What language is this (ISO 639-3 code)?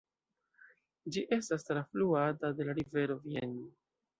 epo